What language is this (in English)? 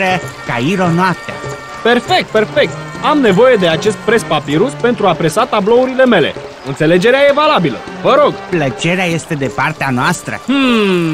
Romanian